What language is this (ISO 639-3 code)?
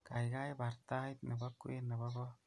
kln